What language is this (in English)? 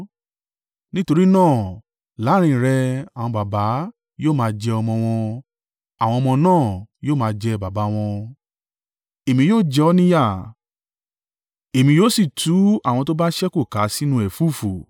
Yoruba